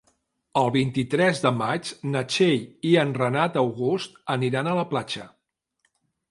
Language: Catalan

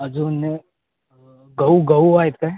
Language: Marathi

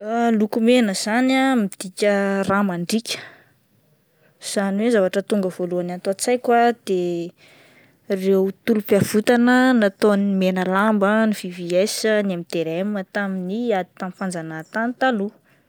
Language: Malagasy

